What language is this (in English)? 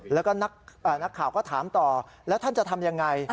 Thai